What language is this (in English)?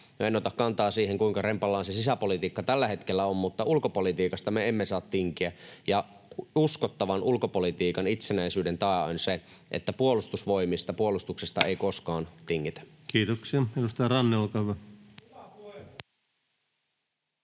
Finnish